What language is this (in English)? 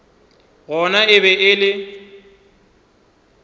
Northern Sotho